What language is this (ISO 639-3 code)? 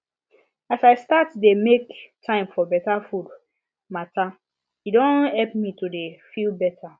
pcm